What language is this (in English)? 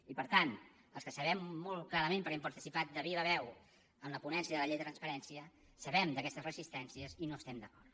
Catalan